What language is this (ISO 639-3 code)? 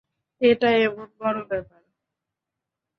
ben